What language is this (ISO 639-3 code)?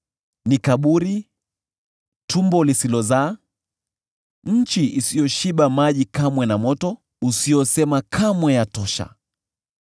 swa